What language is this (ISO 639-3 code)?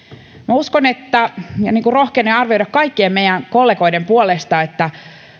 fin